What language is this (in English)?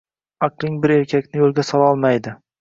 Uzbek